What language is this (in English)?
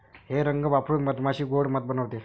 Marathi